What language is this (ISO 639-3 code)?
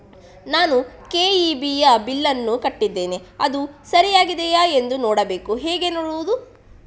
kan